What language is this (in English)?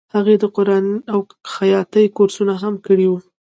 Pashto